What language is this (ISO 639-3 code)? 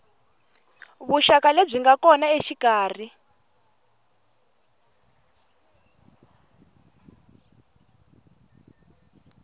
tso